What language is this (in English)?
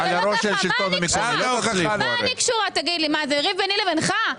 Hebrew